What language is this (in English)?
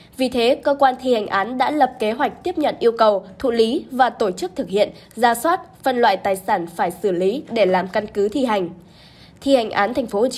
Vietnamese